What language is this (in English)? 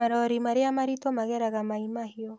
Kikuyu